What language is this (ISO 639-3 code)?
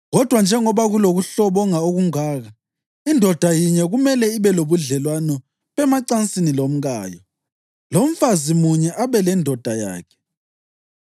nde